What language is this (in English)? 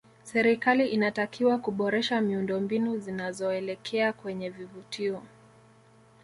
Swahili